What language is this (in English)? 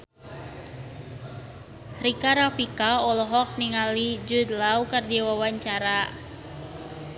Sundanese